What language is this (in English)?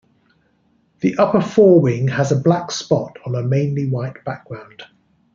English